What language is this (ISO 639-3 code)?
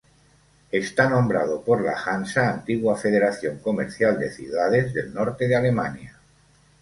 spa